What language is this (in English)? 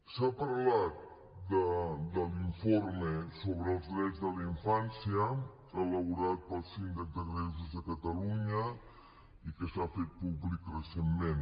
Catalan